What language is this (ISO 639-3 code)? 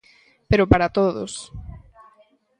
glg